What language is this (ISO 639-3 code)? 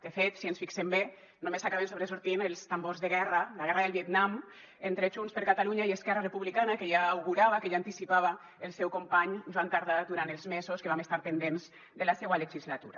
cat